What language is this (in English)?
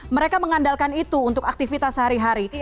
Indonesian